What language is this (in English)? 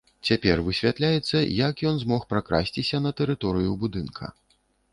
Belarusian